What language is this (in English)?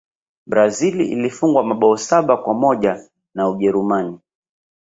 Swahili